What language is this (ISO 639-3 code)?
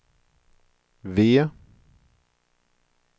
swe